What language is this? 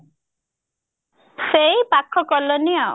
Odia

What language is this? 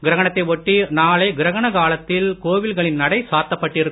Tamil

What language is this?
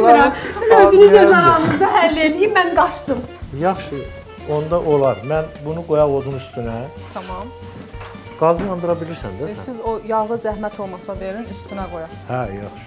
Turkish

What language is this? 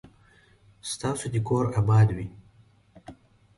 Pashto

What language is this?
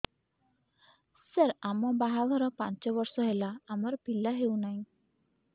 Odia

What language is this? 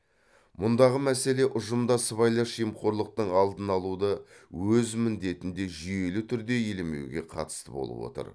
Kazakh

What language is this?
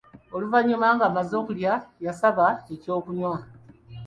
Ganda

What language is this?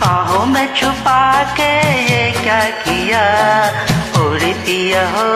Hindi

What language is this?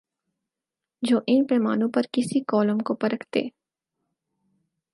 Urdu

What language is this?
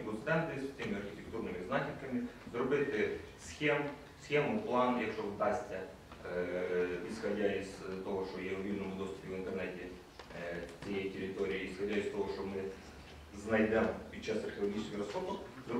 Ukrainian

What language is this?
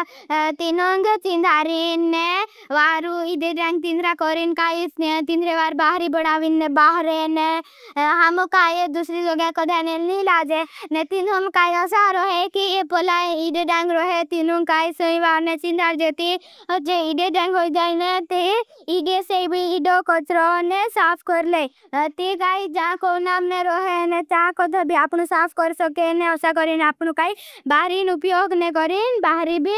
Bhili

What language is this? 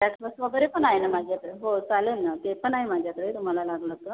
Marathi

